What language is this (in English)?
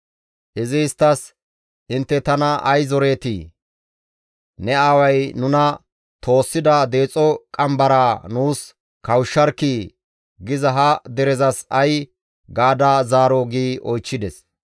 Gamo